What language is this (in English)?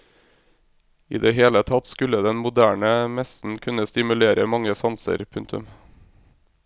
Norwegian